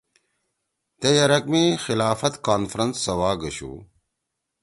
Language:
Torwali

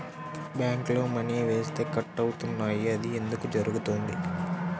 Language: Telugu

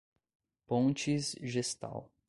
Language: Portuguese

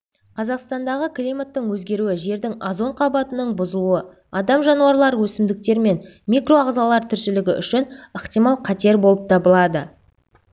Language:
Kazakh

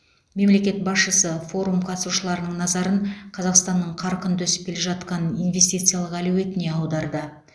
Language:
Kazakh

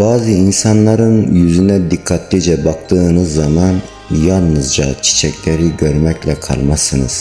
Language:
Turkish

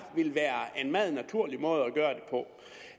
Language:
Danish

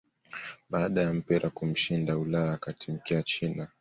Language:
Swahili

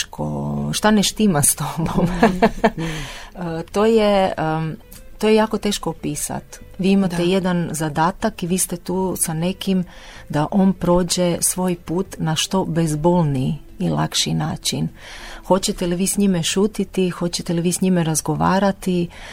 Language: Croatian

